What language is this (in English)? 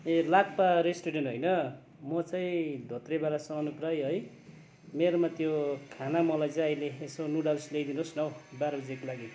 Nepali